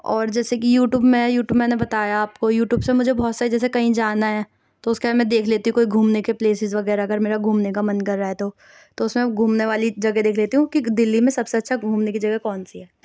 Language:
Urdu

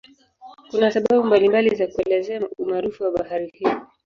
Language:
Swahili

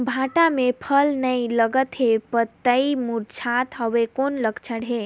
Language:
Chhattisgarhi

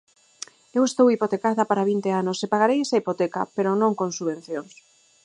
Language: Galician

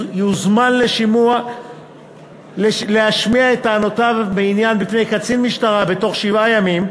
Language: Hebrew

